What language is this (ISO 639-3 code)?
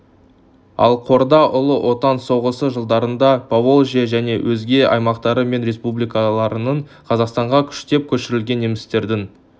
kaz